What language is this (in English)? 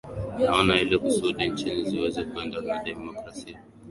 Swahili